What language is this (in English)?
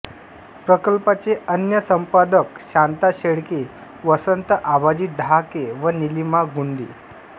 Marathi